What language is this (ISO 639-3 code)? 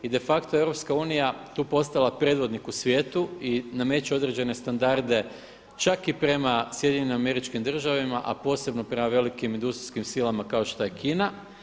hrv